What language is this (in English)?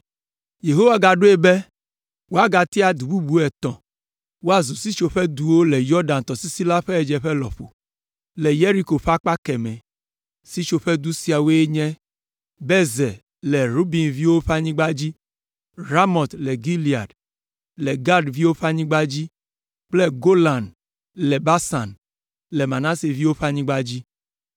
Ewe